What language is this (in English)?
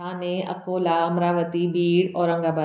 Sindhi